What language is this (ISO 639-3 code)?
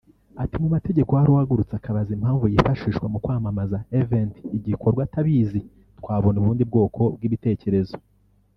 kin